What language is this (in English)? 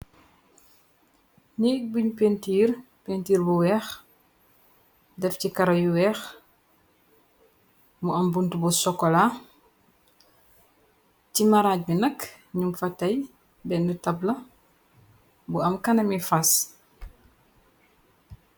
Wolof